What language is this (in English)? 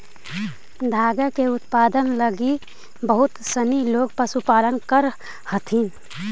Magahi